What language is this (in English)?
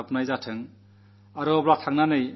Malayalam